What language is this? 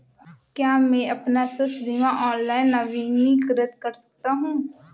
Hindi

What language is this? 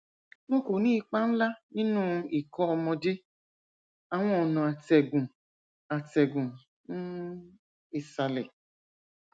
Yoruba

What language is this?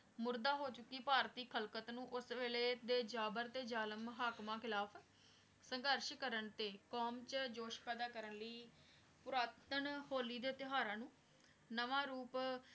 Punjabi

